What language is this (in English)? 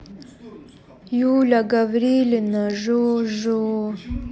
Russian